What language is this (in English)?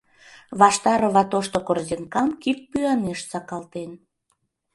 Mari